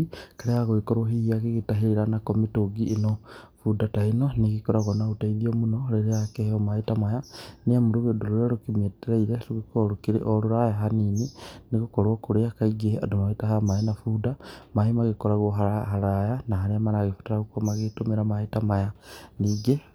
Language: Kikuyu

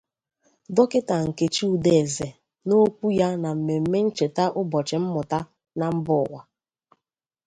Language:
Igbo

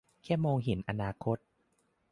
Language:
Thai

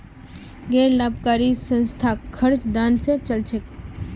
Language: Magahi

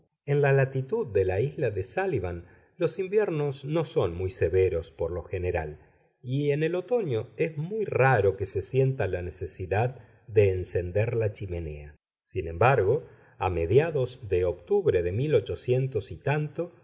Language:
Spanish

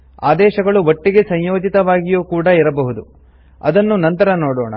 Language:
Kannada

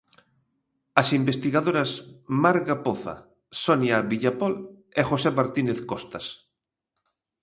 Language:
Galician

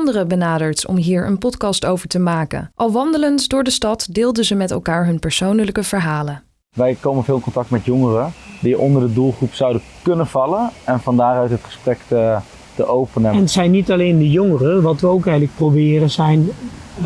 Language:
Dutch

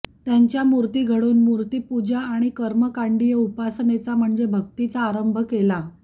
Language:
Marathi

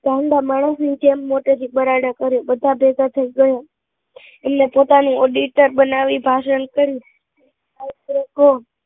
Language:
Gujarati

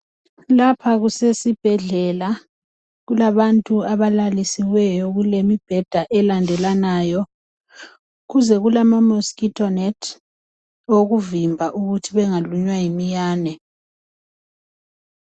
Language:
North Ndebele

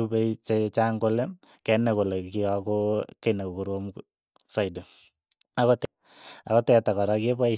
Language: Keiyo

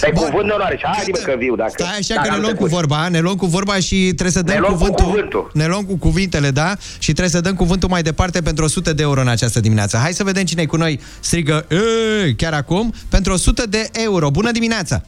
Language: Romanian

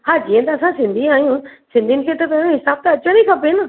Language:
Sindhi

